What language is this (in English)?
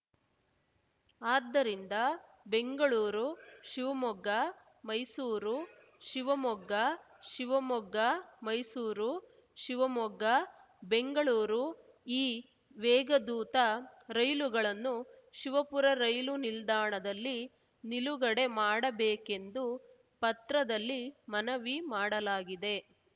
Kannada